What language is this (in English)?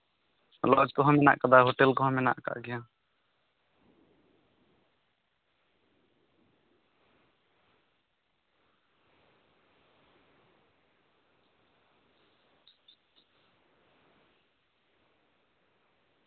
Santali